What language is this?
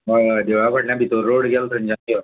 Konkani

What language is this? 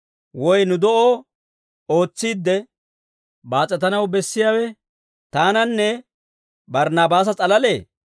Dawro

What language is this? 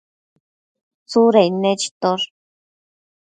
Matsés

